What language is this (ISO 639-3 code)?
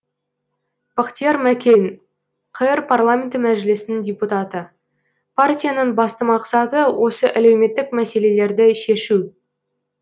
kaz